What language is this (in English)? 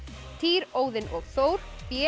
Icelandic